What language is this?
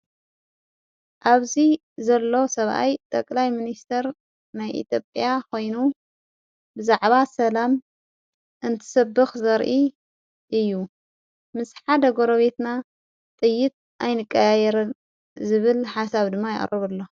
Tigrinya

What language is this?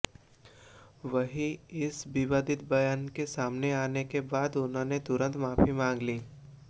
Hindi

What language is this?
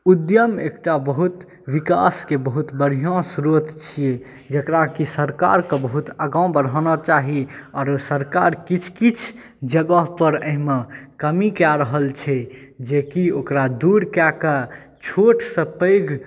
Maithili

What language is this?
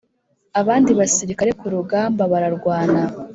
Kinyarwanda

